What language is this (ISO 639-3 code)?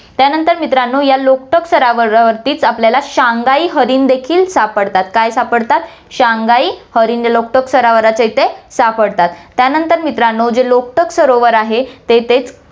mar